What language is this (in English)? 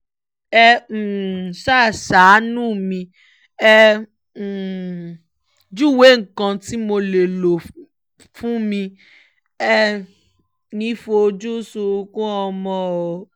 Yoruba